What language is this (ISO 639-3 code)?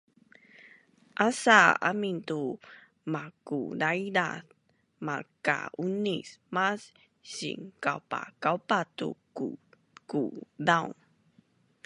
bnn